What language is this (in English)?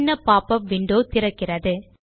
Tamil